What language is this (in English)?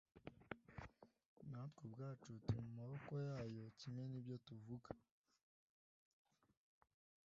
Kinyarwanda